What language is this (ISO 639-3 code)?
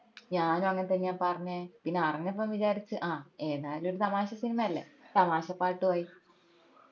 mal